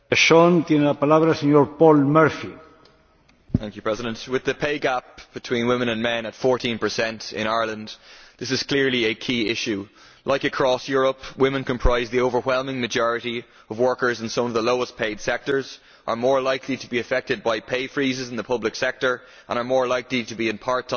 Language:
English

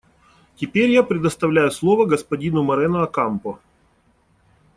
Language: Russian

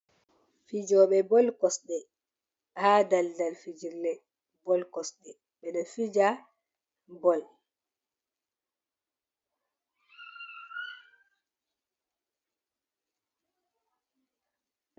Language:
Fula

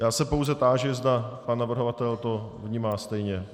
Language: Czech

